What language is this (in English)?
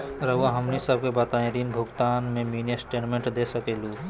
Magahi